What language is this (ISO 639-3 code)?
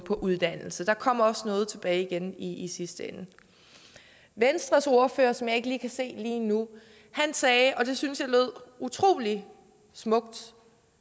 dan